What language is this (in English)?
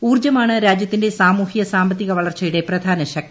Malayalam